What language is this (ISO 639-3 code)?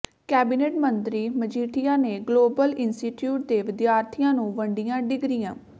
pan